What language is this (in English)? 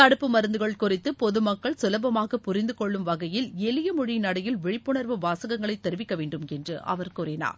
Tamil